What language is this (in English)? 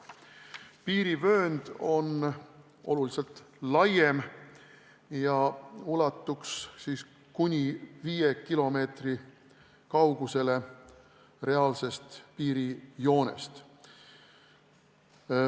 Estonian